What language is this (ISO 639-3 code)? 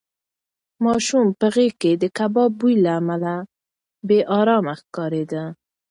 pus